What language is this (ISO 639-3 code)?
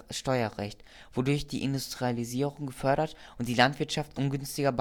deu